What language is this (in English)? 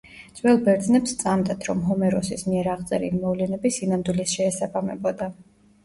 Georgian